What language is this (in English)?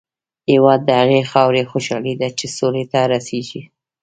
Pashto